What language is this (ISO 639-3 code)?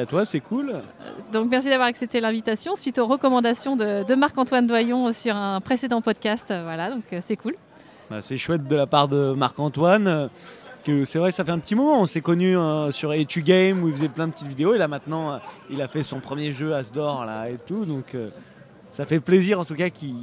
fra